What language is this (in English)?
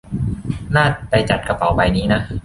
Thai